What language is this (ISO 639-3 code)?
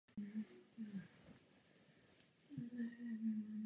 ces